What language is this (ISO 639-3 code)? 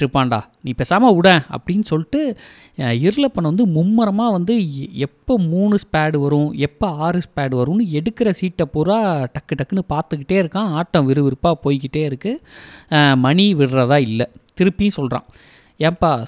tam